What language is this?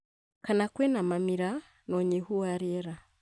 Kikuyu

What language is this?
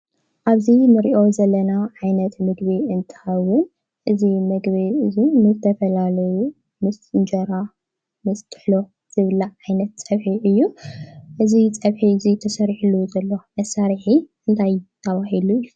Tigrinya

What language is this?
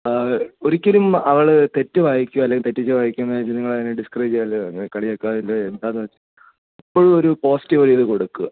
Malayalam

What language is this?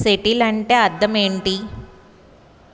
Telugu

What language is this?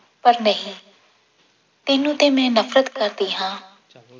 Punjabi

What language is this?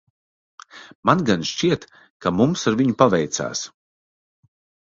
Latvian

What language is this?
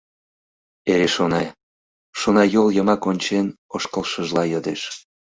Mari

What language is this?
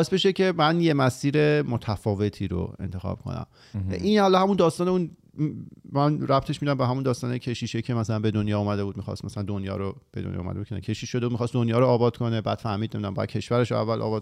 Persian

